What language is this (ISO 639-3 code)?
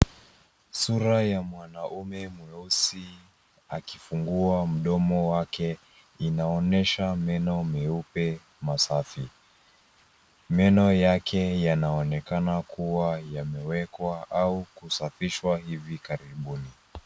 swa